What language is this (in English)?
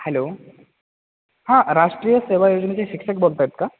Marathi